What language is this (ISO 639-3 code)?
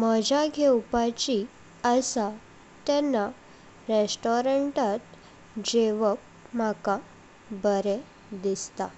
kok